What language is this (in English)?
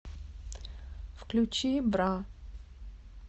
Russian